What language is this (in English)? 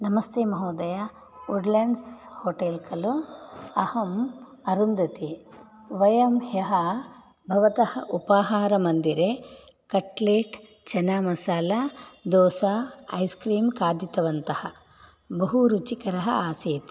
Sanskrit